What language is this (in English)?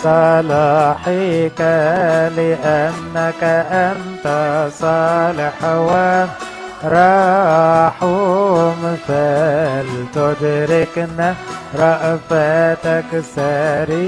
Arabic